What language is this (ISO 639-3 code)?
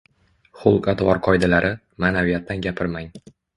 uzb